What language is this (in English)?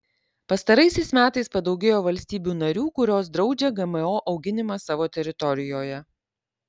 Lithuanian